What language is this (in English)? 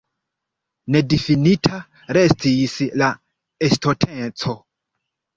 Esperanto